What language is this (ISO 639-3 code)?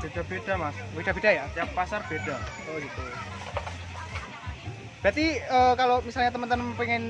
ind